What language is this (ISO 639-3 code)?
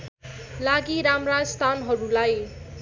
nep